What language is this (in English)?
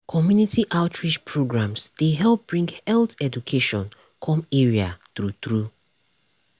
Nigerian Pidgin